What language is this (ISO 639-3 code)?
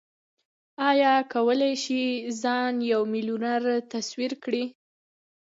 pus